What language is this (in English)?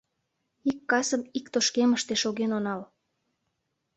Mari